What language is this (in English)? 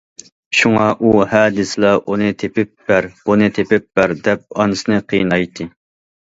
Uyghur